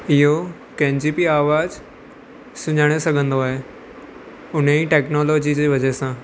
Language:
Sindhi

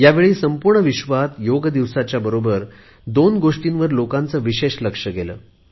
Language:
Marathi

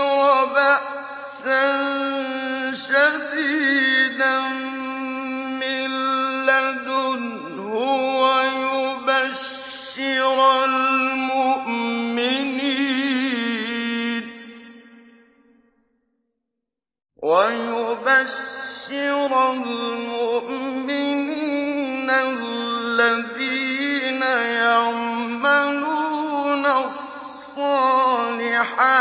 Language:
Arabic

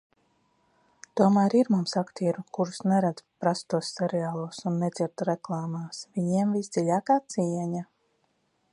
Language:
Latvian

